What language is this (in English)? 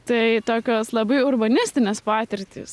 Lithuanian